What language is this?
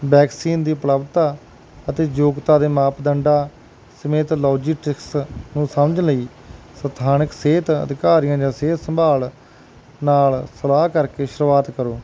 Punjabi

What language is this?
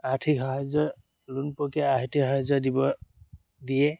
Assamese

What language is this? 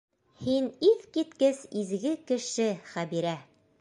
Bashkir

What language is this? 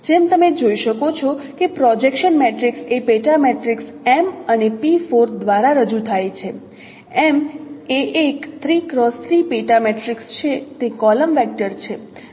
Gujarati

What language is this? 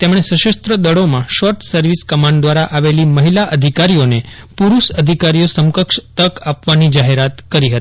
Gujarati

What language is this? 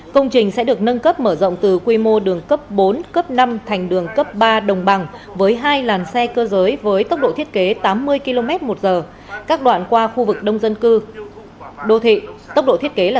Vietnamese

